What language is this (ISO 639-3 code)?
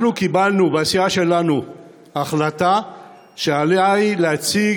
heb